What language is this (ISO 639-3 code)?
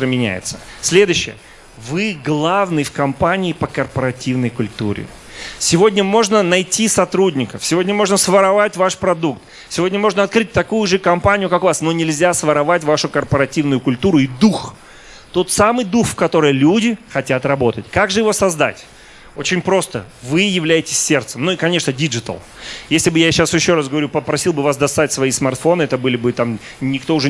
rus